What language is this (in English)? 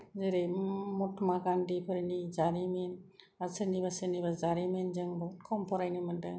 Bodo